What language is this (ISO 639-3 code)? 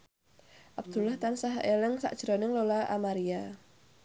jav